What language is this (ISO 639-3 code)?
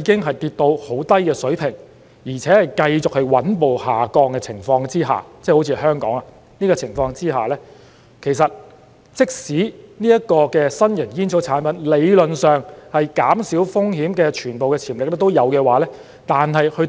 yue